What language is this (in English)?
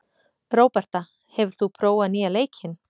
Icelandic